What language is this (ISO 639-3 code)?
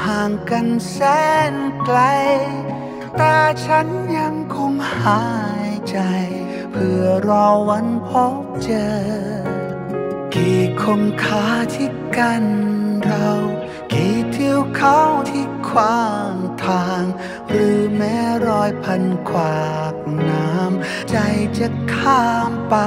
tha